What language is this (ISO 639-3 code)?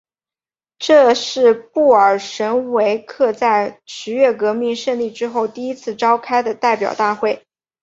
zho